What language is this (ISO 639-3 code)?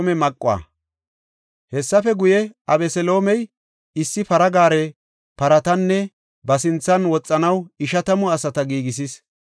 gof